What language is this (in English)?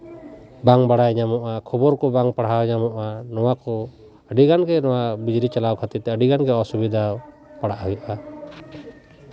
Santali